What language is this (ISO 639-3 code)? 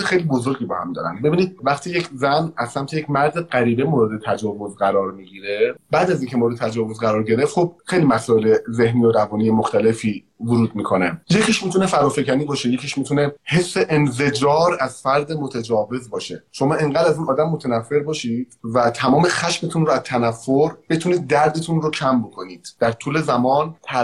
fas